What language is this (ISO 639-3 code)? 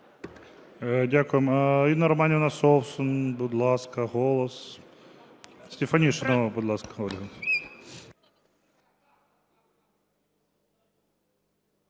ukr